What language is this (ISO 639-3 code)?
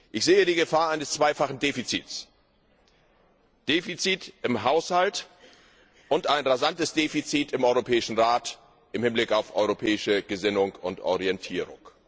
deu